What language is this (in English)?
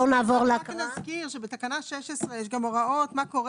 Hebrew